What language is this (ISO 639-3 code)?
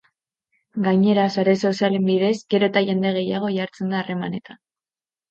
eus